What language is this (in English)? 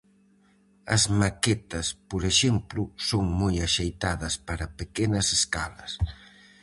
Galician